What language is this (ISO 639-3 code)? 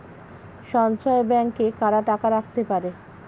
ben